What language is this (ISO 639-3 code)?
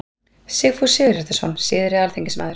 isl